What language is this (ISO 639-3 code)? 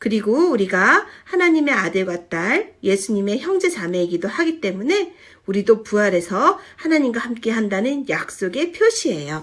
kor